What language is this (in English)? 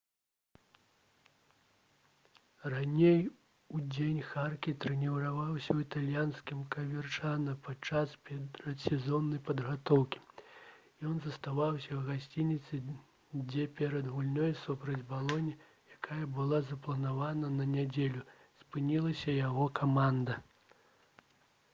Belarusian